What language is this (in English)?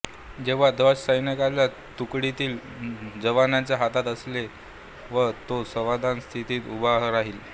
Marathi